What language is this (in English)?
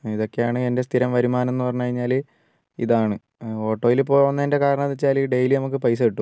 Malayalam